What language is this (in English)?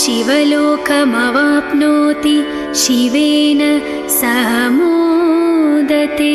Hindi